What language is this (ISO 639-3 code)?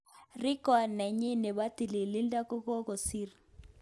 kln